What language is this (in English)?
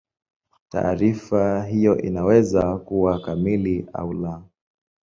Swahili